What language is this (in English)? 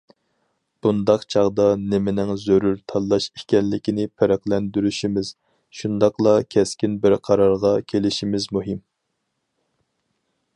Uyghur